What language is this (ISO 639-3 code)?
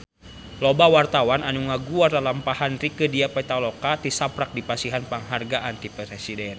sun